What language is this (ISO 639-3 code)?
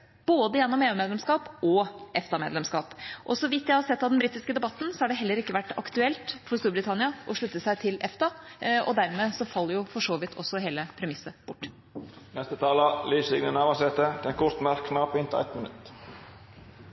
nor